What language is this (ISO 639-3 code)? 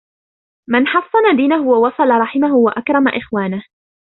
ara